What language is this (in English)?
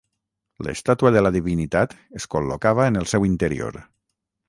Catalan